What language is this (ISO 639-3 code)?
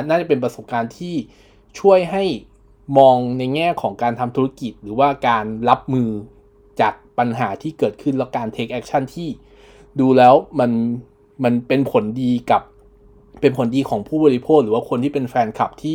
tha